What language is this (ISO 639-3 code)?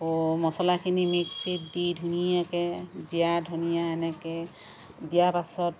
asm